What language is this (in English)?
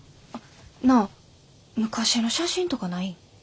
Japanese